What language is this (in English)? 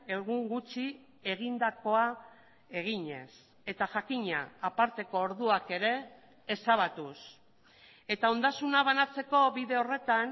Basque